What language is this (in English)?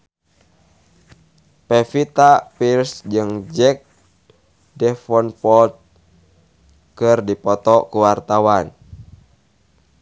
Sundanese